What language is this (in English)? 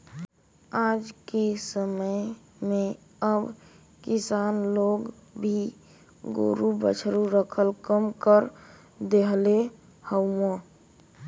Bhojpuri